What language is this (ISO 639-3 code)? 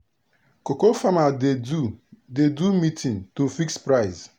pcm